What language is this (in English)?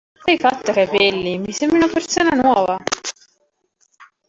Italian